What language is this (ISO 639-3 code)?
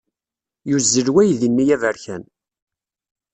kab